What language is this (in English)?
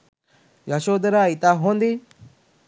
Sinhala